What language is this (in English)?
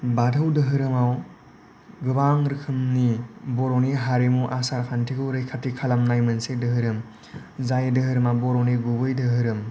Bodo